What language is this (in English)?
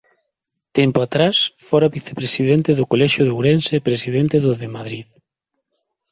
Galician